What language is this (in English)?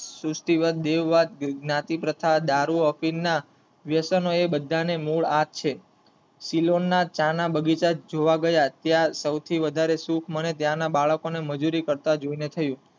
Gujarati